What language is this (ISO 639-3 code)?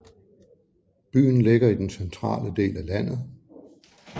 dan